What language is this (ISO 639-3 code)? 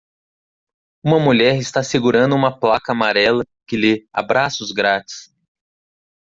por